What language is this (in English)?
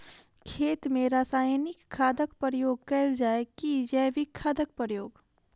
Maithili